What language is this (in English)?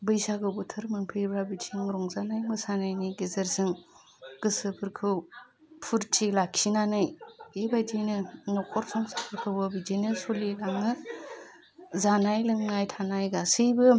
Bodo